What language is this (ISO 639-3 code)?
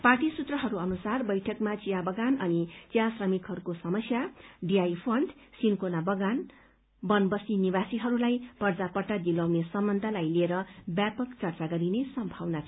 nep